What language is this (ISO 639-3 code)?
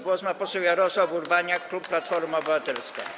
pol